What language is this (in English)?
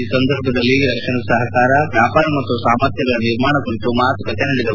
Kannada